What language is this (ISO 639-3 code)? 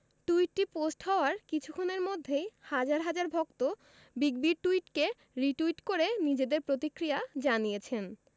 ben